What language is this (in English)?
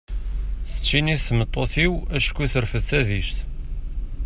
Kabyle